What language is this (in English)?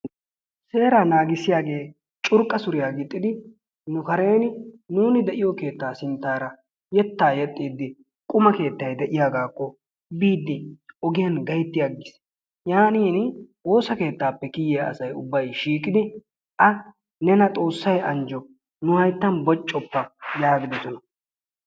Wolaytta